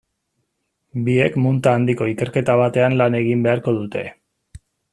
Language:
Basque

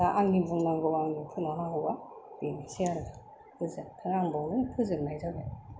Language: Bodo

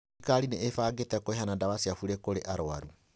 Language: Kikuyu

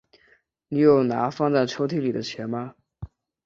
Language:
Chinese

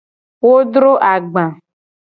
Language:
Gen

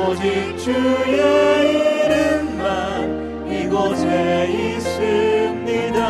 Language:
Korean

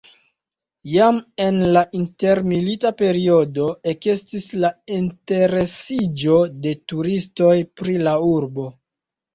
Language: Esperanto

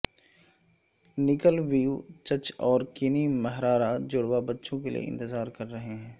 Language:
Urdu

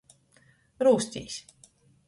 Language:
Latgalian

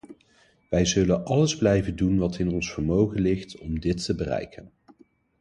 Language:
Dutch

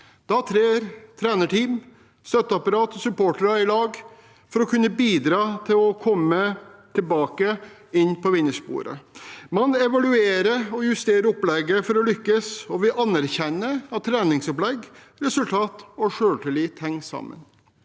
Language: Norwegian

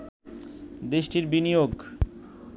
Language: Bangla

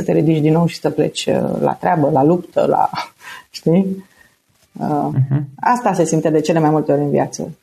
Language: Romanian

